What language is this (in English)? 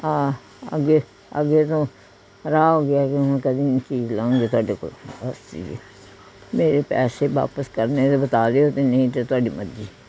Punjabi